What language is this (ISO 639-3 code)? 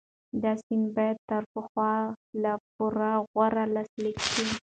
pus